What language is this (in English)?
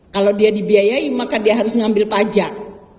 Indonesian